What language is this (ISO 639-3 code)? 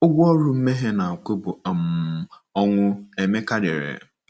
ibo